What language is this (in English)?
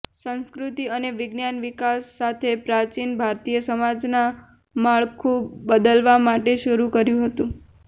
Gujarati